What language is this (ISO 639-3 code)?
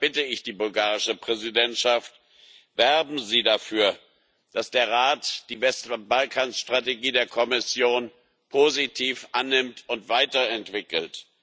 deu